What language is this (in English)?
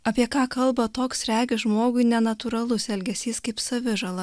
Lithuanian